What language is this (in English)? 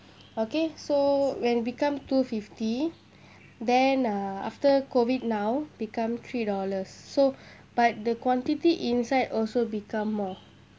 English